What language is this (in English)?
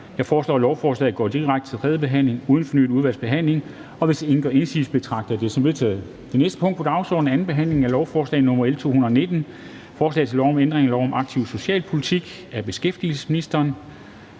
Danish